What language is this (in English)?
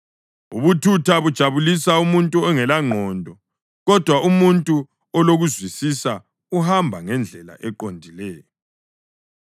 North Ndebele